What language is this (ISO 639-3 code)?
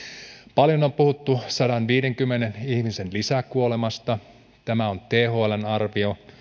fin